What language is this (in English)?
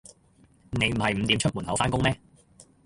Cantonese